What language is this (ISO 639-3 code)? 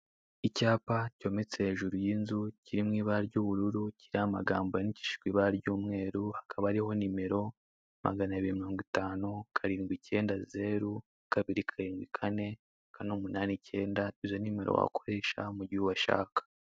kin